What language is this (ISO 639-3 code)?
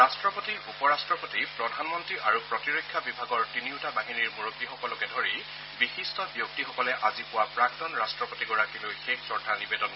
asm